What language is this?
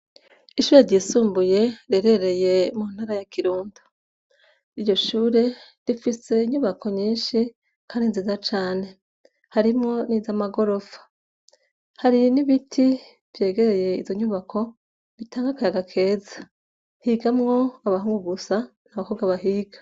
Rundi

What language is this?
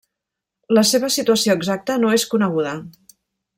Catalan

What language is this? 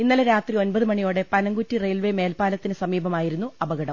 Malayalam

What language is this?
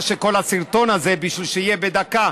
Hebrew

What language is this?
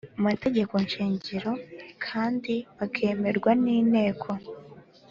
Kinyarwanda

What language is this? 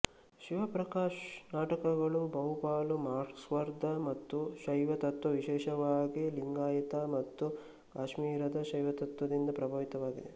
Kannada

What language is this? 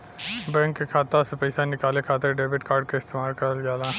Bhojpuri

